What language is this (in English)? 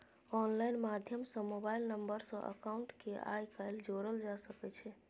Maithili